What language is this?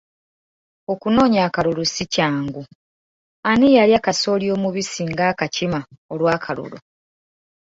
Ganda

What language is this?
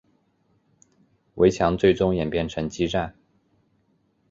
Chinese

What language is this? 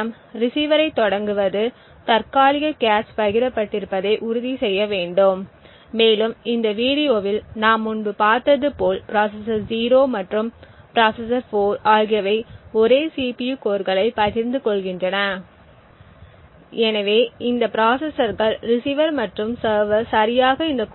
Tamil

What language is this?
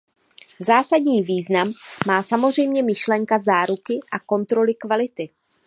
Czech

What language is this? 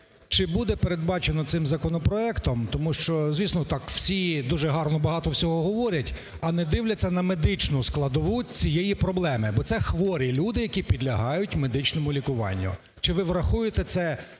Ukrainian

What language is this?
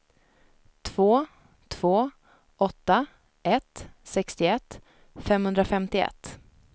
Swedish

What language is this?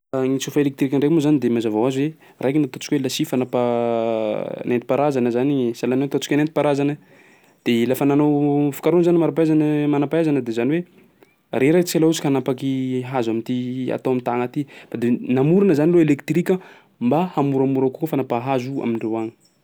Sakalava Malagasy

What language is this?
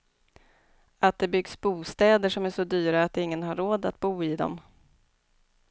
Swedish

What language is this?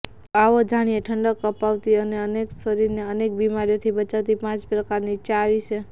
Gujarati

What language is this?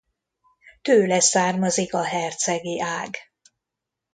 Hungarian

